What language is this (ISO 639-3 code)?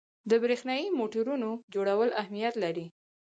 pus